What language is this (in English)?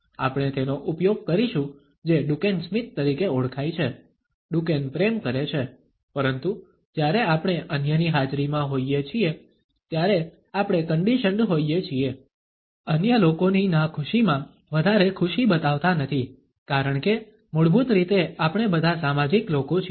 Gujarati